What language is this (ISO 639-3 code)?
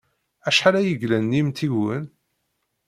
kab